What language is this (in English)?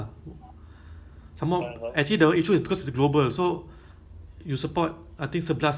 English